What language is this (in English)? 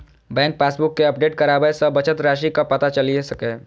Maithili